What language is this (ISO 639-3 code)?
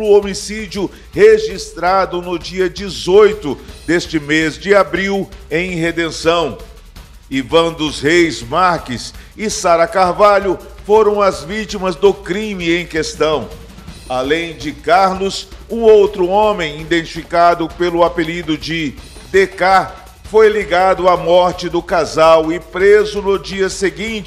por